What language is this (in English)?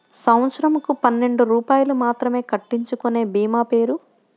Telugu